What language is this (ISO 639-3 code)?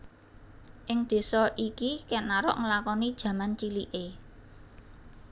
jav